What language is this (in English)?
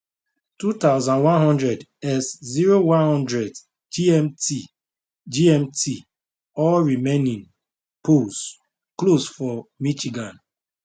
Nigerian Pidgin